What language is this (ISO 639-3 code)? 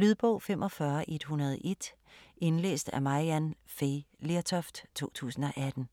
dan